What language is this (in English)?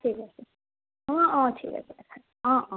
Assamese